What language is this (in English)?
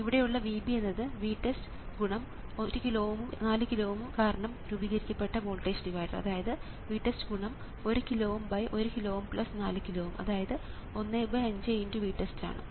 Malayalam